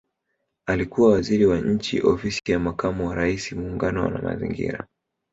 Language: Swahili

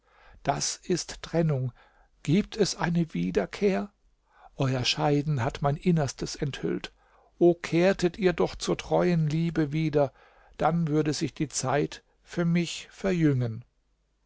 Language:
German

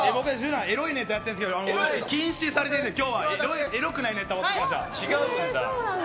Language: Japanese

